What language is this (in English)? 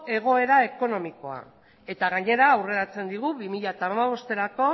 Basque